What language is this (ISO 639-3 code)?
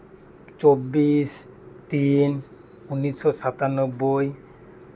sat